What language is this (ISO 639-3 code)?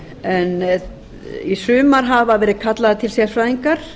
isl